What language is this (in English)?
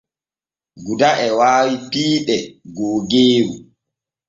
Borgu Fulfulde